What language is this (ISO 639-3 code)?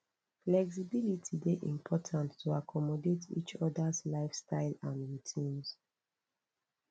pcm